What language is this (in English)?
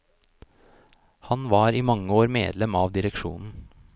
Norwegian